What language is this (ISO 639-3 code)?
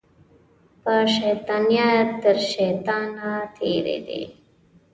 pus